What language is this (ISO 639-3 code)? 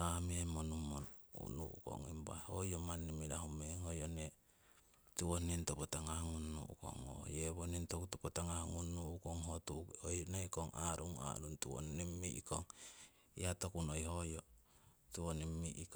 siw